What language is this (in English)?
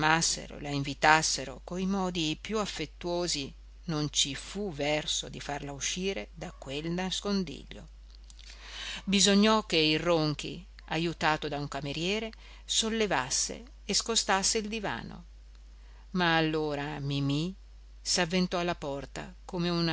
Italian